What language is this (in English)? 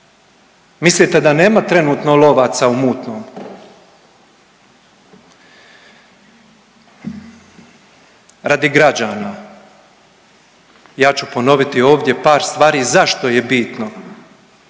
Croatian